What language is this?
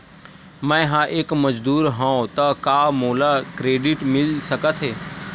Chhattisgarhi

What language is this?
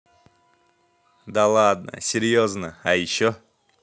Russian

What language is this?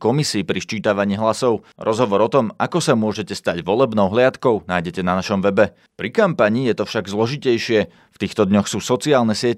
Slovak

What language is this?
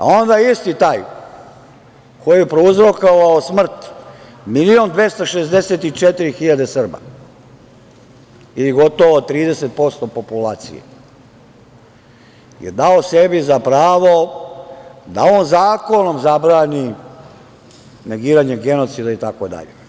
Serbian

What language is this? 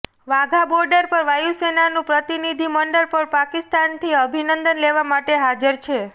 Gujarati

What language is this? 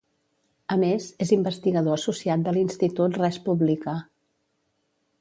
Catalan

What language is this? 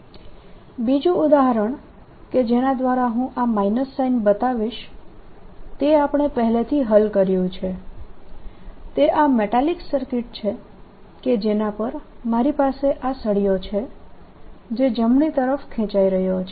Gujarati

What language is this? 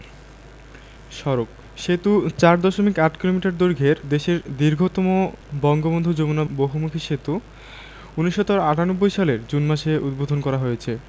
Bangla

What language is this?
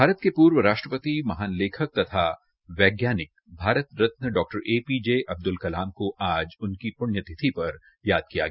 Hindi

